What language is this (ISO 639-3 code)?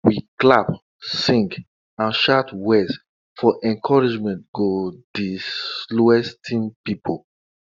pcm